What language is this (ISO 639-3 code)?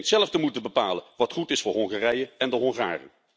nld